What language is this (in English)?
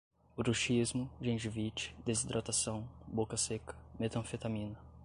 Portuguese